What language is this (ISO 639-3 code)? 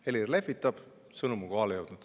est